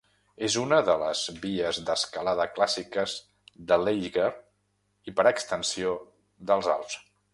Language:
Catalan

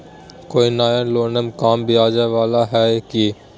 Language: Magahi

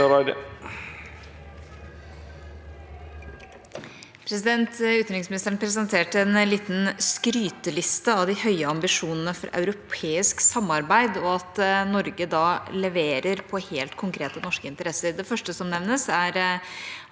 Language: Norwegian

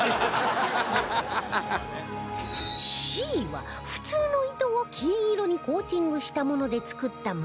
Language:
Japanese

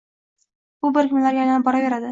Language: Uzbek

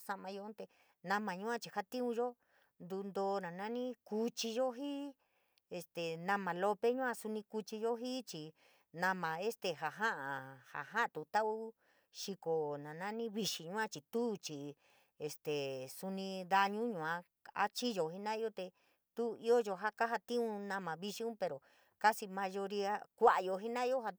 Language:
San Miguel El Grande Mixtec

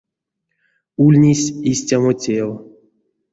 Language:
Erzya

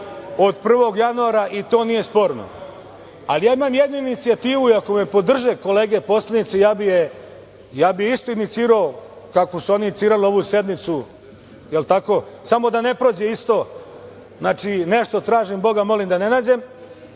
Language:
Serbian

